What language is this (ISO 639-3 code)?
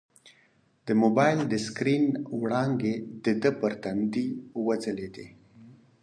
pus